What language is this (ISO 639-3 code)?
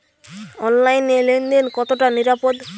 ben